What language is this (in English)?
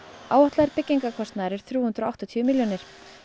Icelandic